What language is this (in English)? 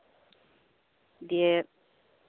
Santali